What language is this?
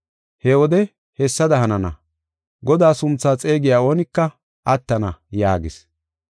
Gofa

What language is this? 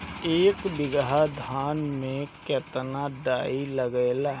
Bhojpuri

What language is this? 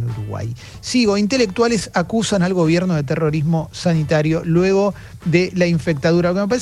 Spanish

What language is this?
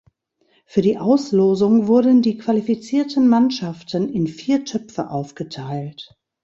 German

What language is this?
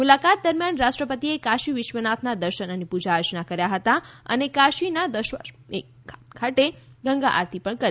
Gujarati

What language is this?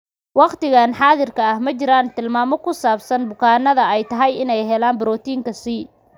Somali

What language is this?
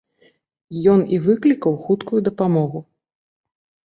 Belarusian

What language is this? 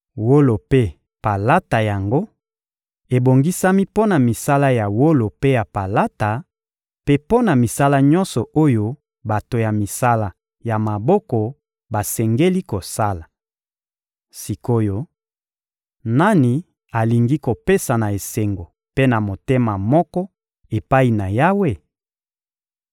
Lingala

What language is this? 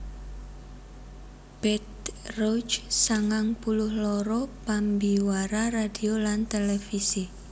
Javanese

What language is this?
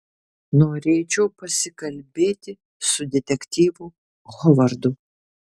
Lithuanian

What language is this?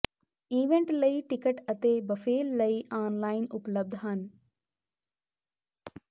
Punjabi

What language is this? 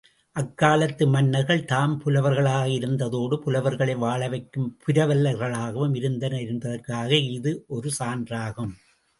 Tamil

